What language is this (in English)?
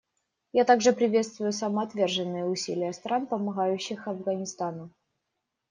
Russian